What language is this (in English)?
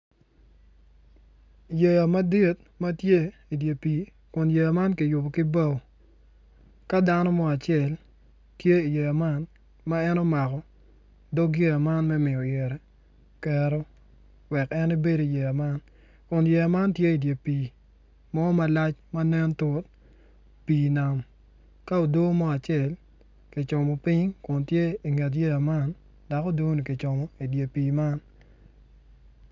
Acoli